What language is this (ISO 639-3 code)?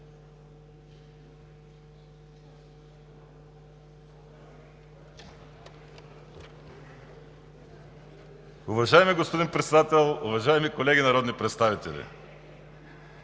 bul